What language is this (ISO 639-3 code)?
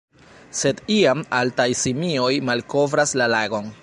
epo